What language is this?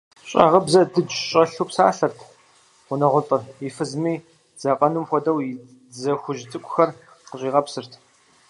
Kabardian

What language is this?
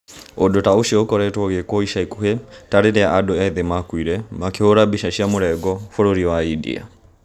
Kikuyu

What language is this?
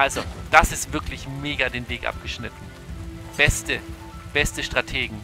German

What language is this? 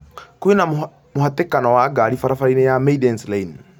Kikuyu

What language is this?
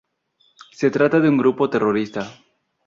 Spanish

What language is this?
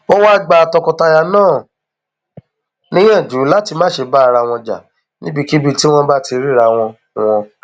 Yoruba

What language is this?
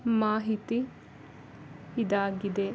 Kannada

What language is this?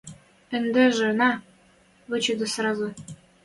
Western Mari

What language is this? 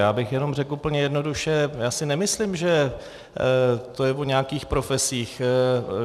Czech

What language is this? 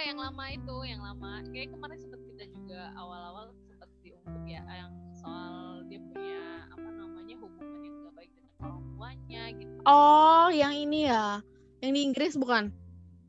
Indonesian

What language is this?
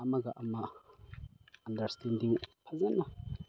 Manipuri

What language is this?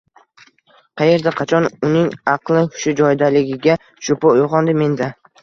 Uzbek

